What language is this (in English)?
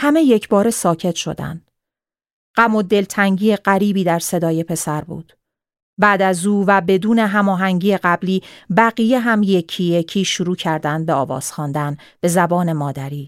Persian